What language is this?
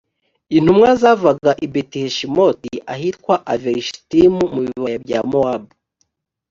Kinyarwanda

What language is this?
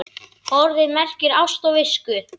Icelandic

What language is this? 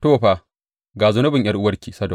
Hausa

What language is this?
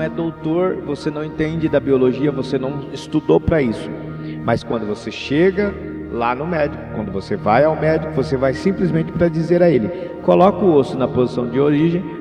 Portuguese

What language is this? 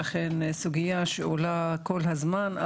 Hebrew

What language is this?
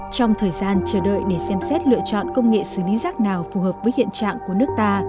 Vietnamese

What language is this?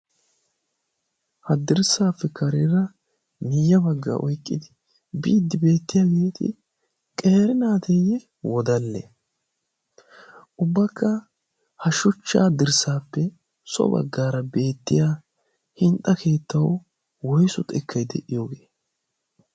Wolaytta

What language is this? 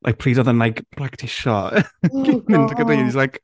Welsh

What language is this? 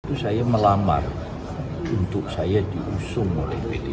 Indonesian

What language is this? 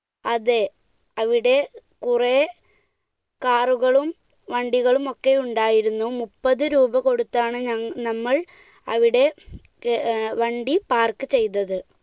Malayalam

